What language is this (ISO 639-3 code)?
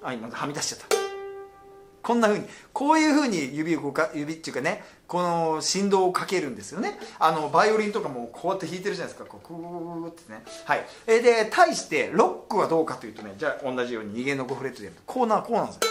jpn